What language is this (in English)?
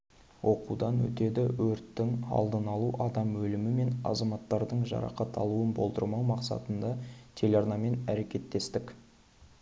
Kazakh